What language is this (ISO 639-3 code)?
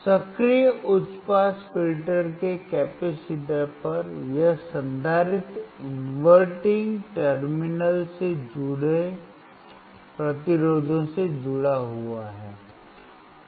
hin